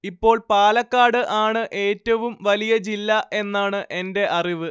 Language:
Malayalam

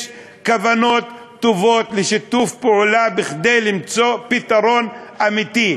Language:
Hebrew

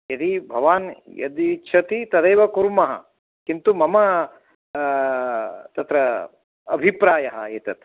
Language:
Sanskrit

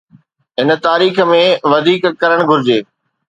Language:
Sindhi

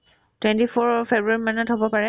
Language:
Assamese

